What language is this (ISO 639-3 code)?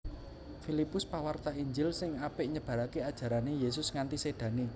jav